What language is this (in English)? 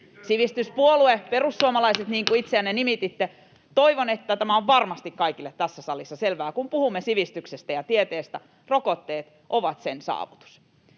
Finnish